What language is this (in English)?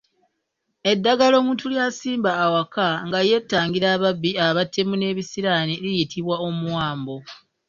Ganda